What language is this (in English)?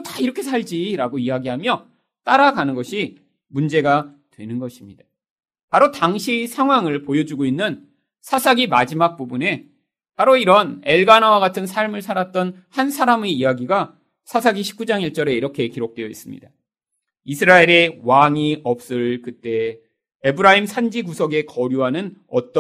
Korean